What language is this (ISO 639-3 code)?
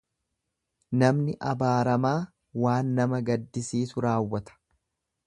orm